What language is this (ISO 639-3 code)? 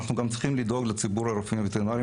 heb